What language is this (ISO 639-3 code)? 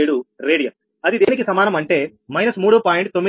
tel